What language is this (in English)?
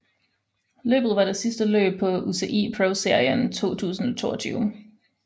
Danish